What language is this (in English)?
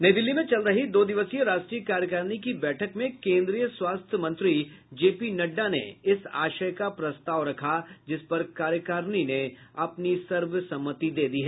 Hindi